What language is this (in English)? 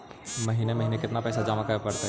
Magahi